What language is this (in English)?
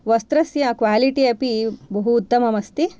Sanskrit